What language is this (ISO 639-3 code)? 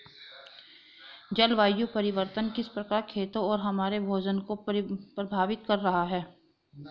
hin